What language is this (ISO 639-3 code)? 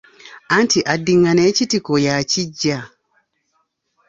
lug